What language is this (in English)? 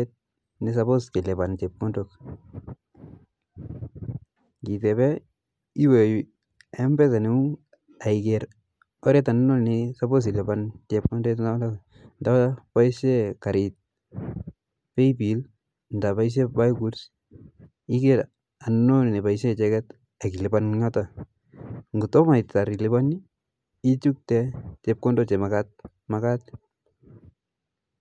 Kalenjin